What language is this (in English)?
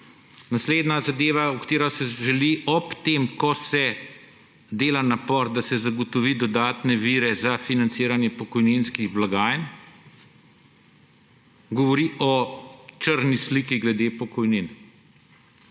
Slovenian